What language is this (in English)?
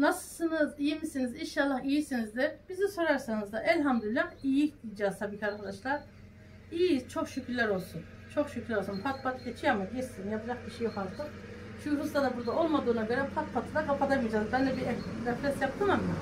Turkish